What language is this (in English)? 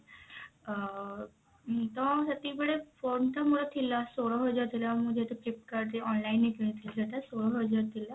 Odia